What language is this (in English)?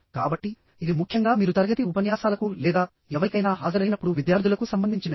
Telugu